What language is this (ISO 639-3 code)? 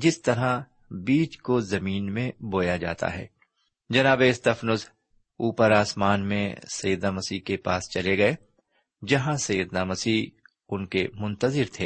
urd